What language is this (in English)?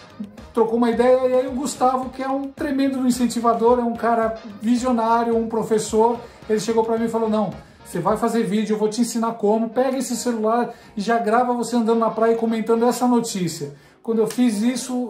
Portuguese